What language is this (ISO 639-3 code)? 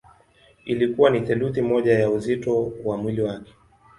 swa